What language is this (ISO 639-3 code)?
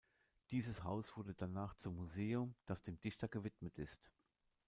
deu